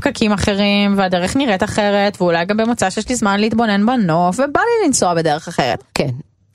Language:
Hebrew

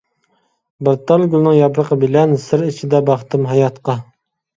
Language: Uyghur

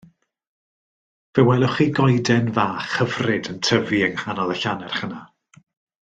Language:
Welsh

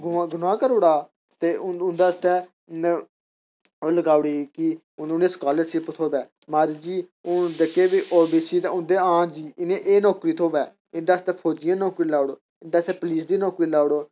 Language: Dogri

